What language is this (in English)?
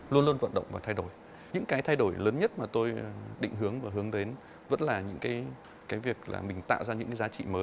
Vietnamese